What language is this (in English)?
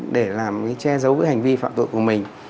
Vietnamese